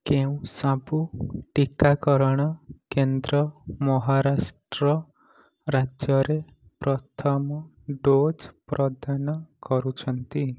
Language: Odia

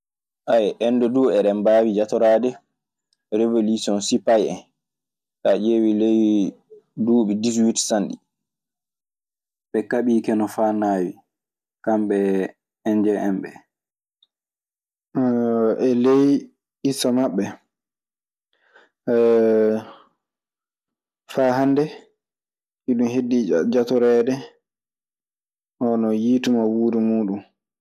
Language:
Maasina Fulfulde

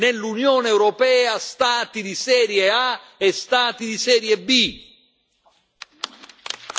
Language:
Italian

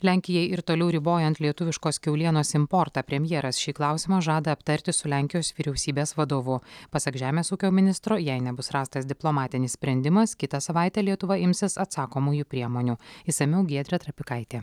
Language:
Lithuanian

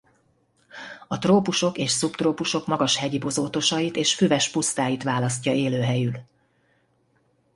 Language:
Hungarian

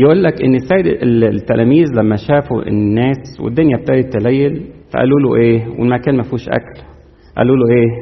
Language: Arabic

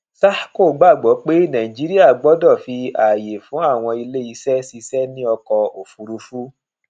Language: Yoruba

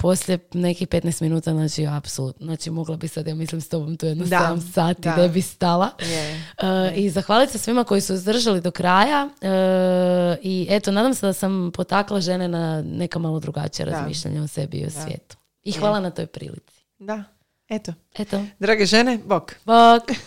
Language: Croatian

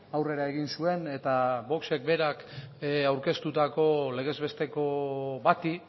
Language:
Basque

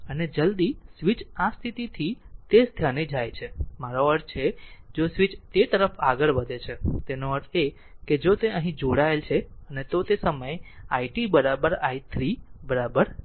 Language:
Gujarati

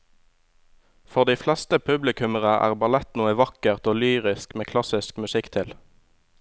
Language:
Norwegian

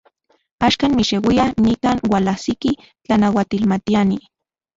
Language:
Central Puebla Nahuatl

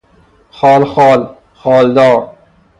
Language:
Persian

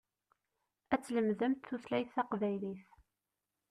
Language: Kabyle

